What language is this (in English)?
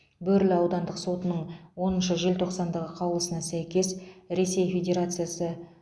Kazakh